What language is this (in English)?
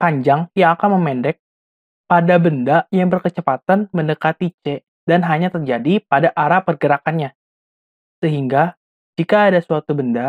Indonesian